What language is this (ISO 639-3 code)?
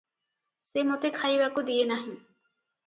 ori